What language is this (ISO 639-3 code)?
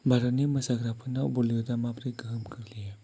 brx